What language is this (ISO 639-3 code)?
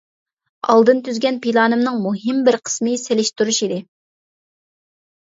uig